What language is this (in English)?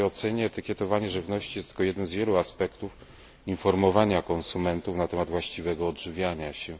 Polish